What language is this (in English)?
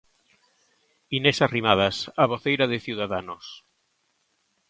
Galician